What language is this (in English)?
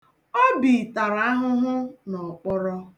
Igbo